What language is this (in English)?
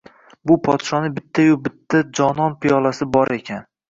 Uzbek